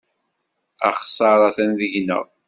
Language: Kabyle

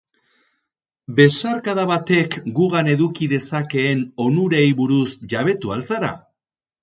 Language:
Basque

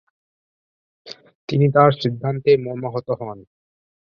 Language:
Bangla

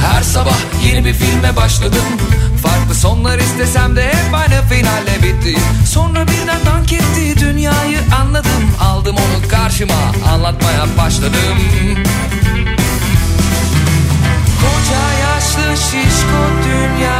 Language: Turkish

